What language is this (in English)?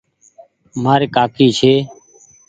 Goaria